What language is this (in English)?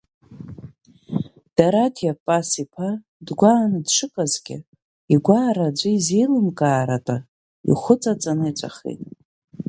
Abkhazian